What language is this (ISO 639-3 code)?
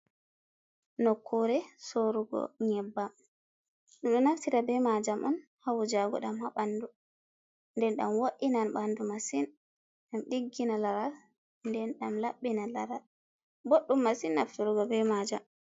ful